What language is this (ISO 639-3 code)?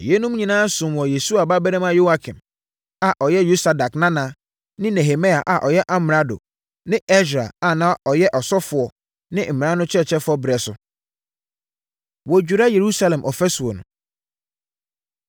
aka